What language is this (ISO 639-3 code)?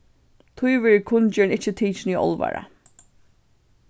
fao